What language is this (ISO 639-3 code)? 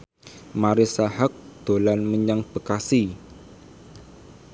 jav